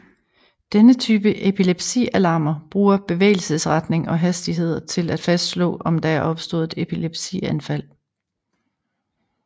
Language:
Danish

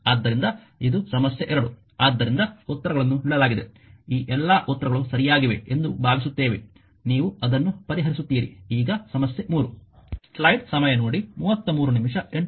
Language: Kannada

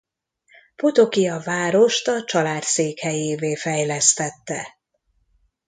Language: Hungarian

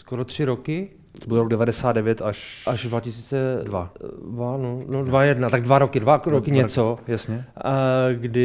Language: Czech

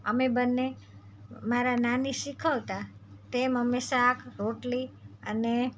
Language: Gujarati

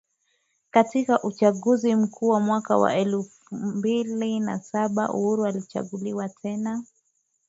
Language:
Swahili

